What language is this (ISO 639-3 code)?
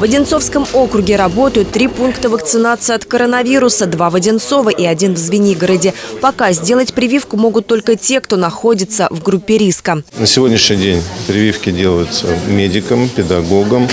rus